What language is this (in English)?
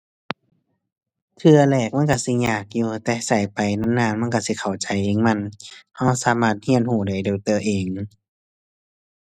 Thai